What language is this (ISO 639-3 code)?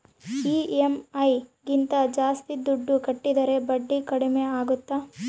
kan